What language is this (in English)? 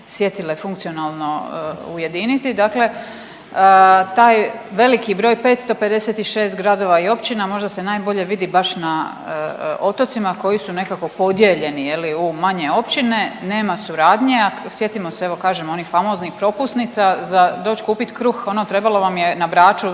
Croatian